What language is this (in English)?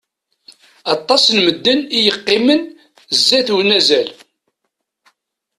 Kabyle